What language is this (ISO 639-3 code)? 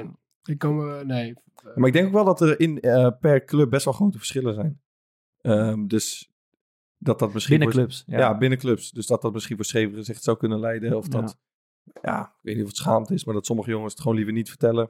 nld